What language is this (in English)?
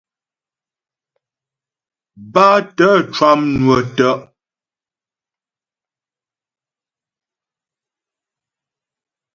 Ghomala